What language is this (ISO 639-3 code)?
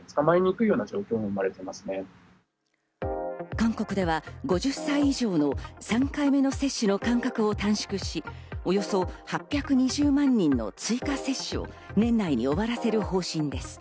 jpn